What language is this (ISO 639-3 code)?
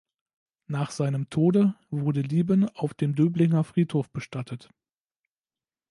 deu